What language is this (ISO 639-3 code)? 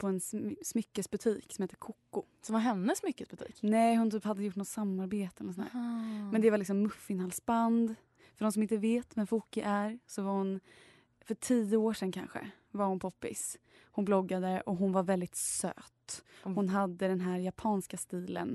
swe